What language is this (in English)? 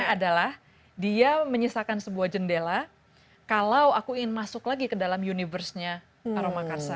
Indonesian